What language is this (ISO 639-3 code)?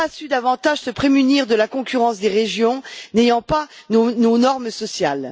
fra